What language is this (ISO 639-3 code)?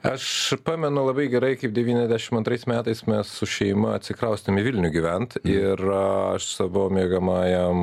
lit